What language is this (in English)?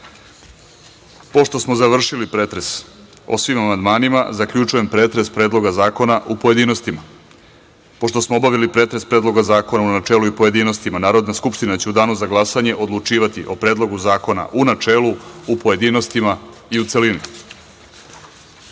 Serbian